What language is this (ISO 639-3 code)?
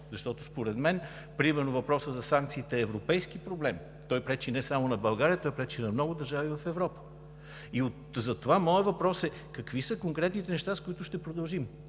bul